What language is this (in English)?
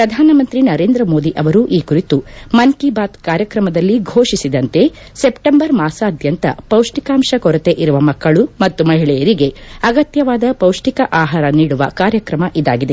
Kannada